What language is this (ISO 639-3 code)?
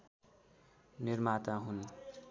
nep